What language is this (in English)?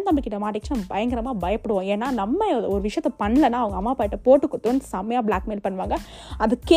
Tamil